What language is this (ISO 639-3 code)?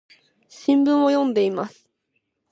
jpn